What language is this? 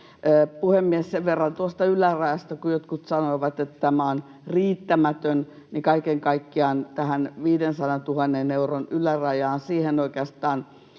Finnish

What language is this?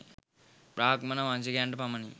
Sinhala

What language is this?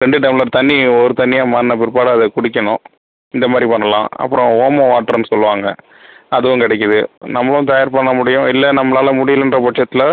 Tamil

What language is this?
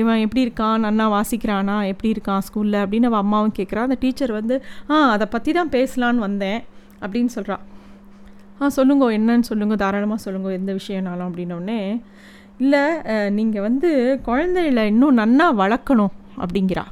Tamil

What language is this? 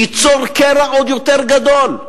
Hebrew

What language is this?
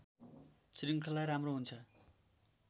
Nepali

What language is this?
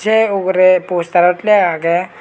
Chakma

